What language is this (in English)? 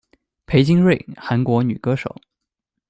Chinese